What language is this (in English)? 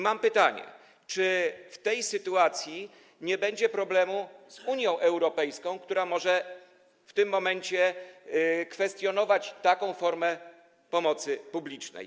Polish